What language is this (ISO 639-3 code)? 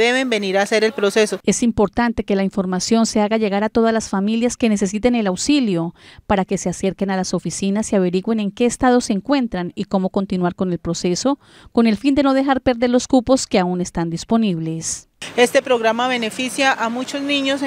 spa